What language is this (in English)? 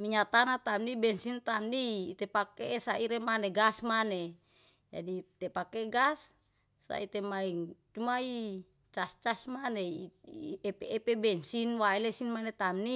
Yalahatan